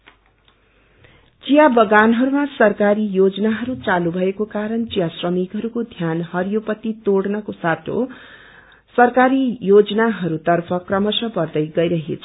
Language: Nepali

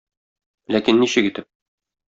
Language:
Tatar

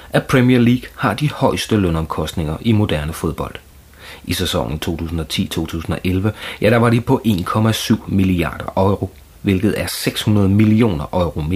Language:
Danish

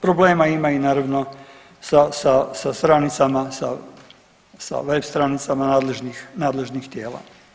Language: Croatian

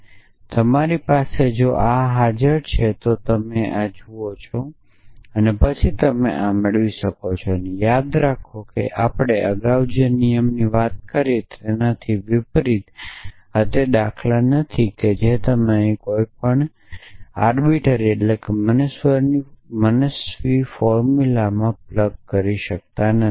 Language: Gujarati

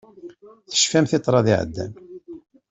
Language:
Kabyle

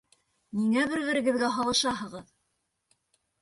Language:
Bashkir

